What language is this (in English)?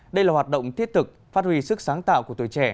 Vietnamese